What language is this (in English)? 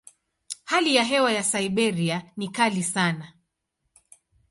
Swahili